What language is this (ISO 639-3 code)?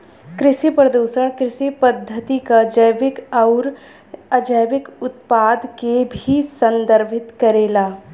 bho